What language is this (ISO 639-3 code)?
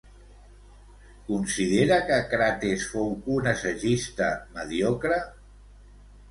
cat